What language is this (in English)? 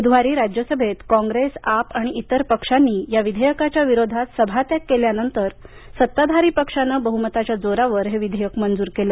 Marathi